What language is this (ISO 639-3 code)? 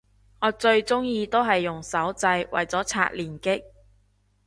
yue